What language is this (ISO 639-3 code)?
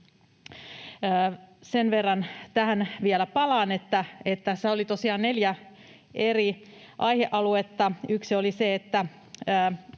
fin